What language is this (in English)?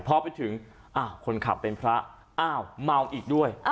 Thai